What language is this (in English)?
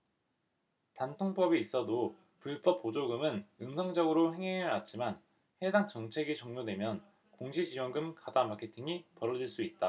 Korean